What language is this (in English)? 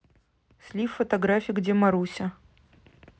Russian